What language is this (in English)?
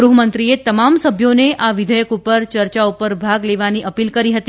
Gujarati